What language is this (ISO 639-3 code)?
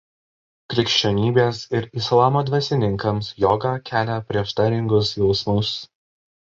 lit